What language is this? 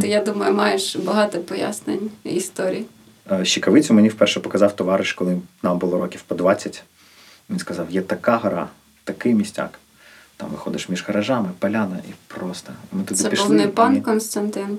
Ukrainian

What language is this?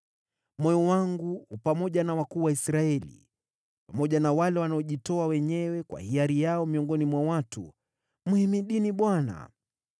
Swahili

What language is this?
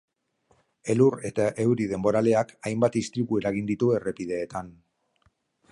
Basque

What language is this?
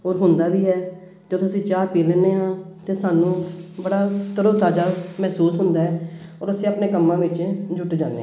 Punjabi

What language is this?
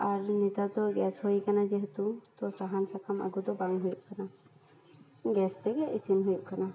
Santali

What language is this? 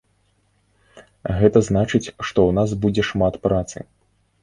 Belarusian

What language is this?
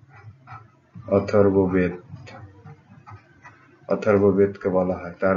Hindi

